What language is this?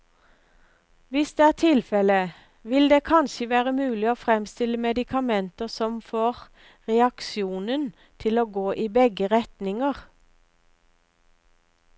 Norwegian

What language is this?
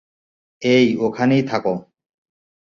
Bangla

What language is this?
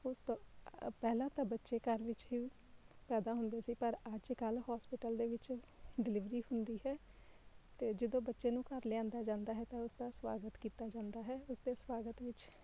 Punjabi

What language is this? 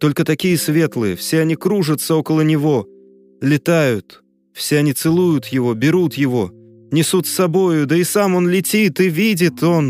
Russian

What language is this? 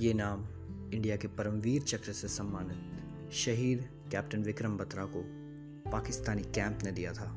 Hindi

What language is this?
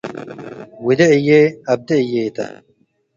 Tigre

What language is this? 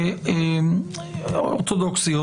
Hebrew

